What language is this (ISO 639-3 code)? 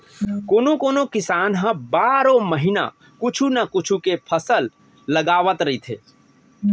hne